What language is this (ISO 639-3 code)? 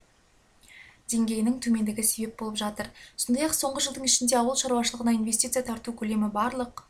kaz